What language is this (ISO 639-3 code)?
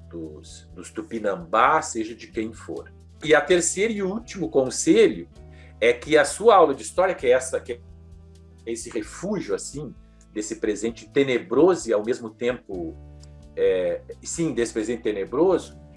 por